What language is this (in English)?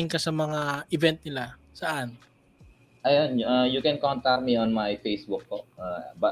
Filipino